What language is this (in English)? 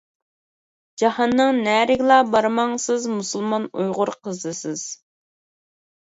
Uyghur